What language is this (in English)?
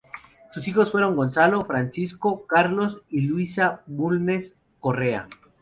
Spanish